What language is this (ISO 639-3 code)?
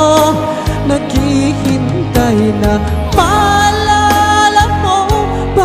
vie